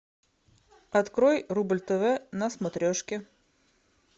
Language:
Russian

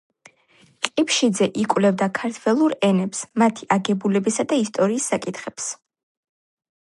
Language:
Georgian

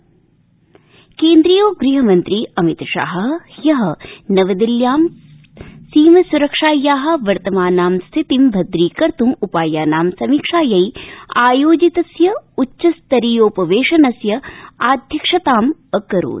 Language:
Sanskrit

